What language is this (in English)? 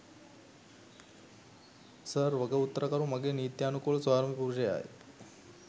Sinhala